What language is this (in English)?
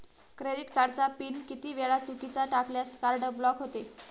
Marathi